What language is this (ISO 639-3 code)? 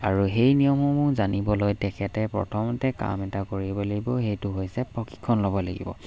asm